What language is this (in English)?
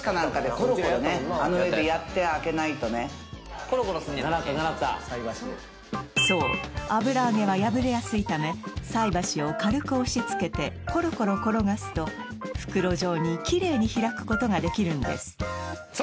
Japanese